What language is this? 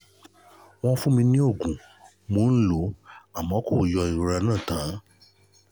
Yoruba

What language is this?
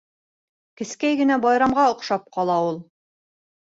Bashkir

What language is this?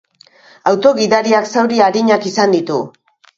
Basque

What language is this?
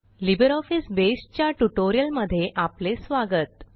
Marathi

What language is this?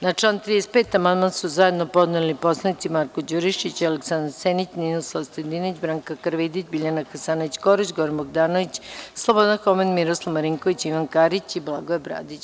Serbian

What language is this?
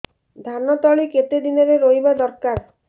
Odia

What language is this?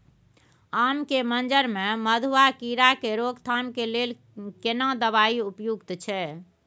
Maithili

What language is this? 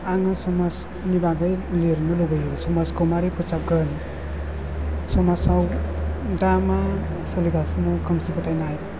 Bodo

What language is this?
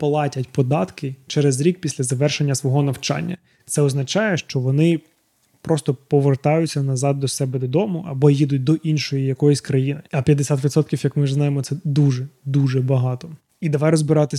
Ukrainian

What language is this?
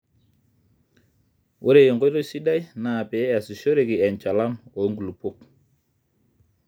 Masai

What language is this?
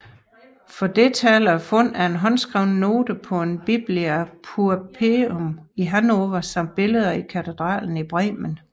Danish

